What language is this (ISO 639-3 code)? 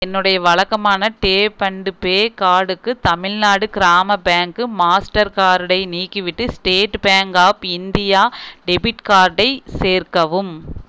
tam